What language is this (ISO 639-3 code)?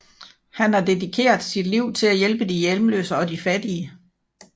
dan